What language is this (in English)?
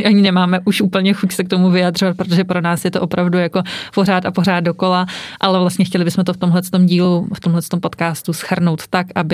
Czech